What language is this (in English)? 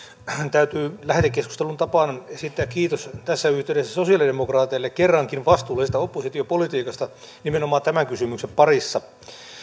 Finnish